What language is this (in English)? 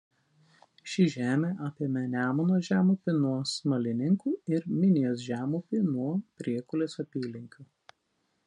Lithuanian